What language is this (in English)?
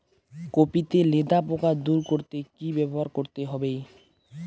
Bangla